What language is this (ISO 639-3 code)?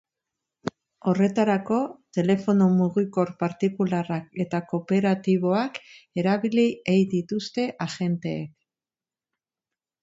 eus